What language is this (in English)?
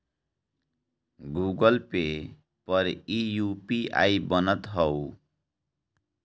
Bhojpuri